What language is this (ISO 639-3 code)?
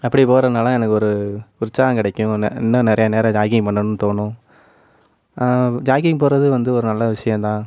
tam